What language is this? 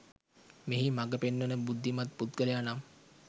Sinhala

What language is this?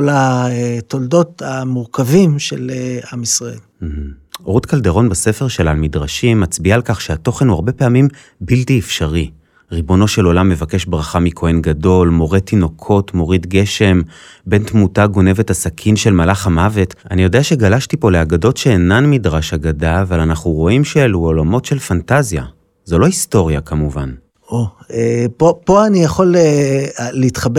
Hebrew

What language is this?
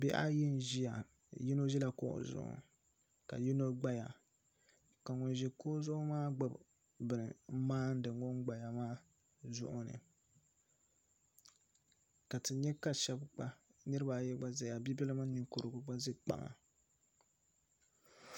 Dagbani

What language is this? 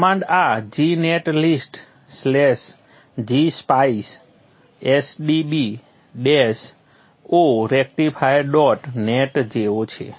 Gujarati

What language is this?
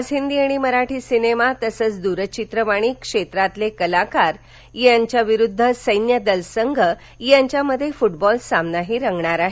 Marathi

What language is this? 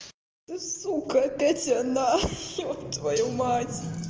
Russian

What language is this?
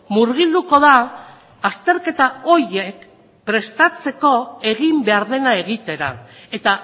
Basque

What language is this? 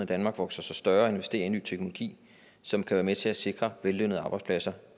Danish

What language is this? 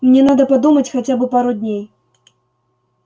Russian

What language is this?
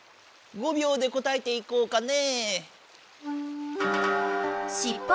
Japanese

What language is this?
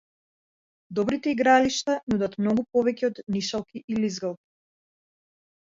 Macedonian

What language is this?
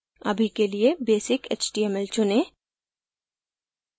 Hindi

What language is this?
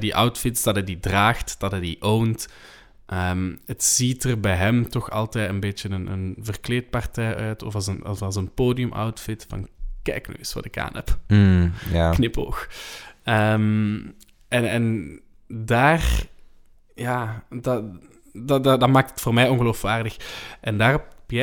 Dutch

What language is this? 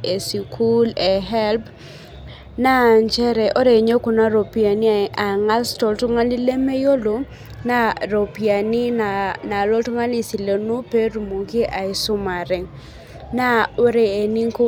Masai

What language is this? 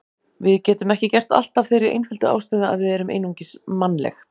Icelandic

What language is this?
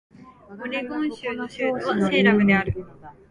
Japanese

